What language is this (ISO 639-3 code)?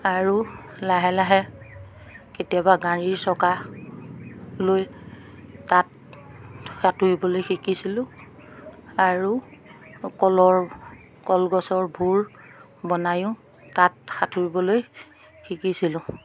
asm